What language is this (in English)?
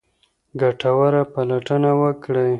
Pashto